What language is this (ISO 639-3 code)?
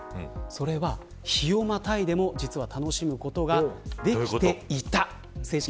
jpn